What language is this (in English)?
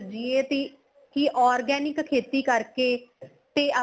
Punjabi